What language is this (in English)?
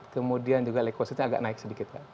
Indonesian